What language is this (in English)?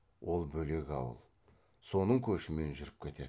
Kazakh